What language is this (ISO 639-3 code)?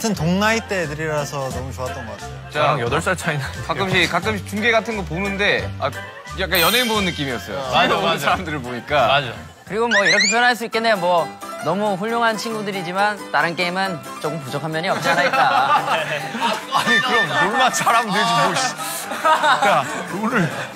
kor